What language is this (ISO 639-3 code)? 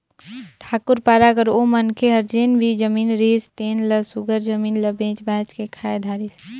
hne